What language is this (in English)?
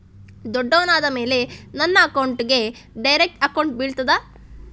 Kannada